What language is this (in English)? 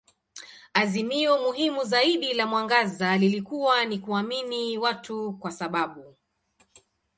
Swahili